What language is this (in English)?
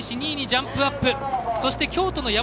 Japanese